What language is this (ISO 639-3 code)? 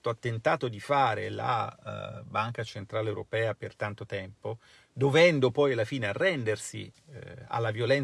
ita